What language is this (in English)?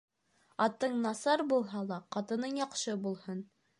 Bashkir